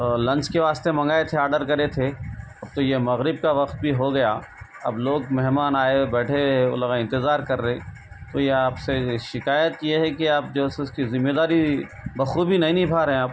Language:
Urdu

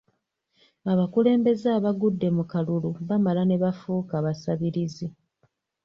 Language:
Ganda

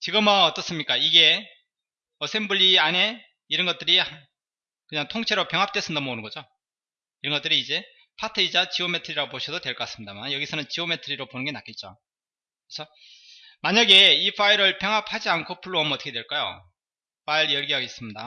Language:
Korean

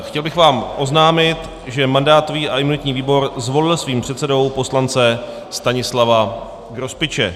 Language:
Czech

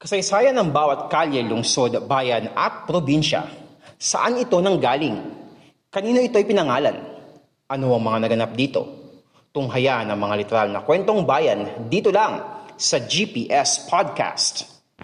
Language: Filipino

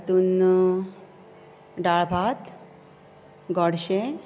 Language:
Konkani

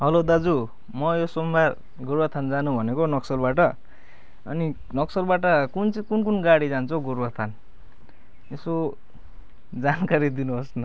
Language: Nepali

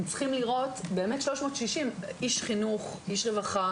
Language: Hebrew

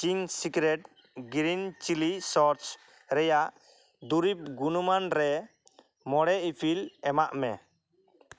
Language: Santali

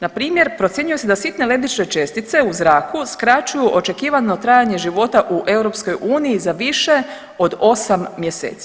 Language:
Croatian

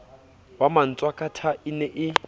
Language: Southern Sotho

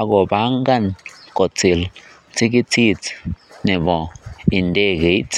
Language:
Kalenjin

